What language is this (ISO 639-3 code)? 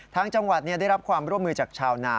tha